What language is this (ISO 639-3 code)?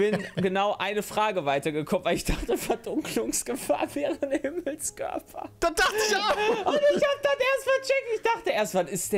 deu